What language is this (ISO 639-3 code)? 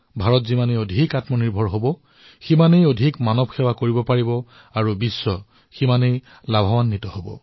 asm